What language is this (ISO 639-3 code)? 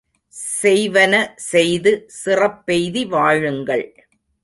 tam